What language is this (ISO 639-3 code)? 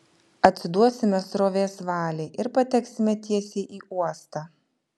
lit